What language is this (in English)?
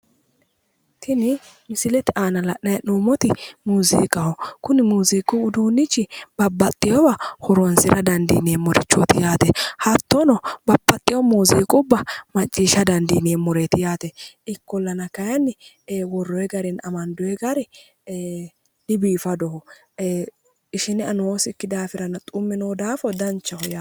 Sidamo